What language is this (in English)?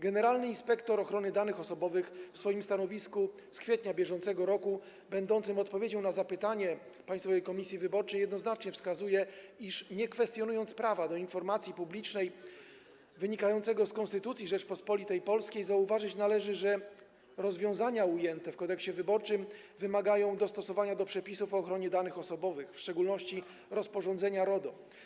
Polish